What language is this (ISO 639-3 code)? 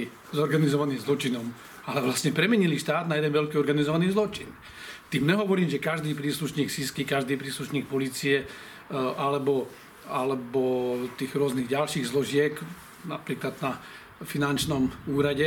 slk